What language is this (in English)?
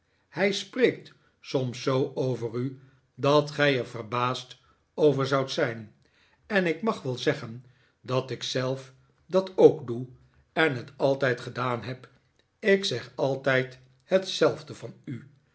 Dutch